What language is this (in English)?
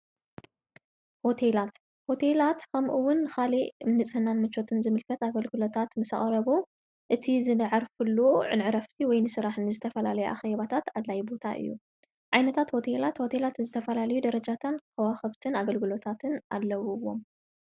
Tigrinya